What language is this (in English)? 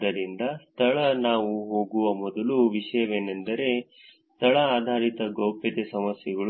Kannada